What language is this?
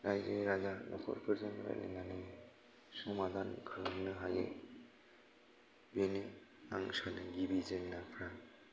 Bodo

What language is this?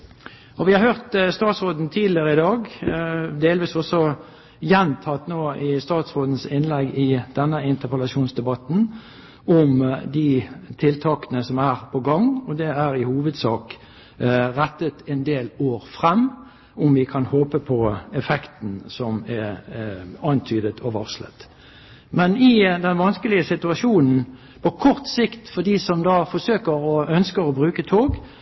Norwegian Bokmål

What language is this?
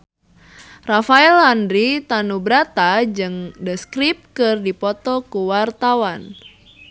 Sundanese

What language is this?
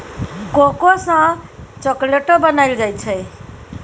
Maithili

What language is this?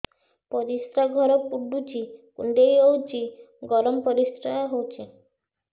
Odia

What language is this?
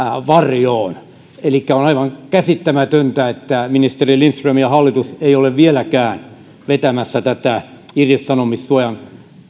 Finnish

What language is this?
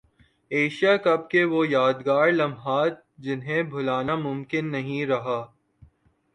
Urdu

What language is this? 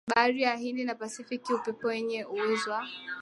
Swahili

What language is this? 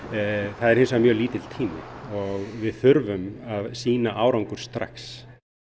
Icelandic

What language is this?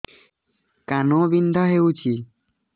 Odia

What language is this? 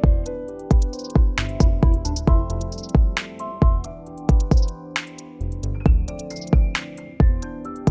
Vietnamese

